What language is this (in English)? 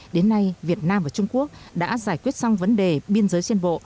Vietnamese